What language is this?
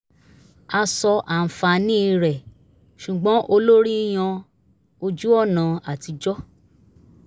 Yoruba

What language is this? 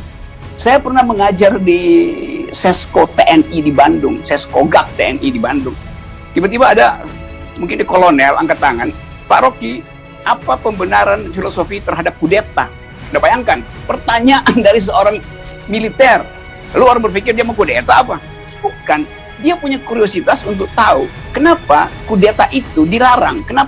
Indonesian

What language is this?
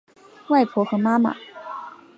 Chinese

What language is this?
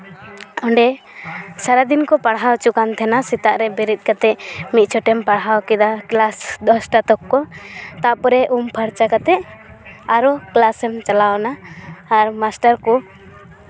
Santali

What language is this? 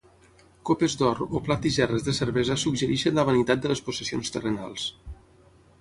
Catalan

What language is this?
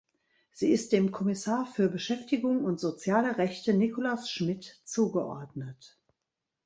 German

